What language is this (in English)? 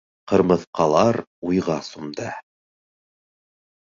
Bashkir